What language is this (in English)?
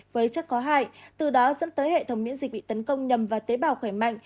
Vietnamese